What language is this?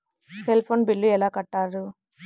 Telugu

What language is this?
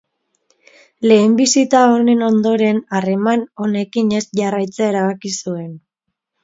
Basque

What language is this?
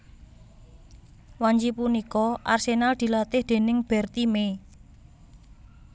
Javanese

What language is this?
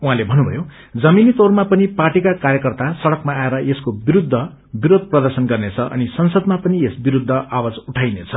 Nepali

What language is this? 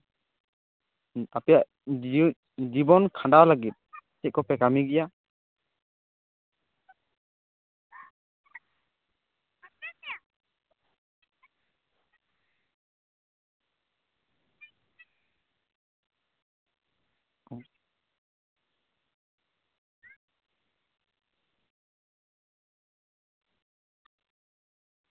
Santali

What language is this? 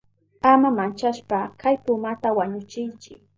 Southern Pastaza Quechua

